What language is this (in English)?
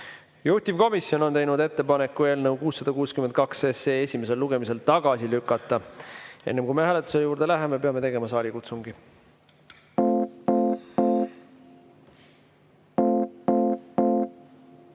Estonian